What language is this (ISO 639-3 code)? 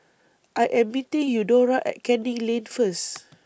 eng